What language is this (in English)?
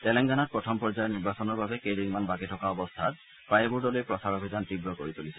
Assamese